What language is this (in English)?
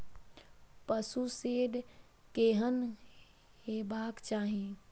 Maithili